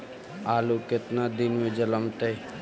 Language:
Magahi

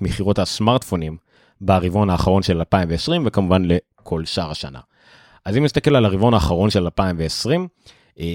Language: Hebrew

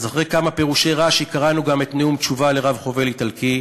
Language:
Hebrew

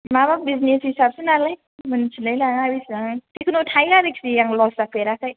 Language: Bodo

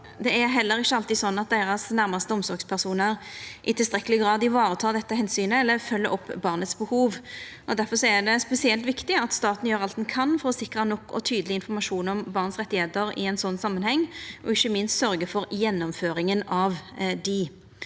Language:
Norwegian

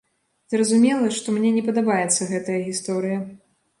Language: Belarusian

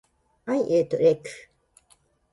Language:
Japanese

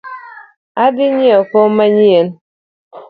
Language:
Luo (Kenya and Tanzania)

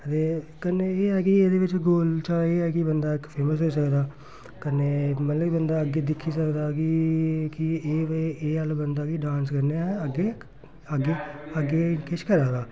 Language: Dogri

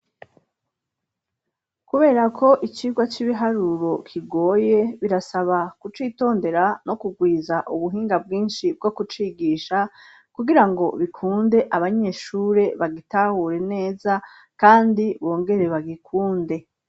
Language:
Rundi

